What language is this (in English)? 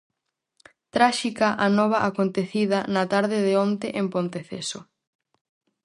Galician